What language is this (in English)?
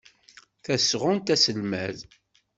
Kabyle